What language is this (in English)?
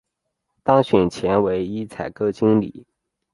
Chinese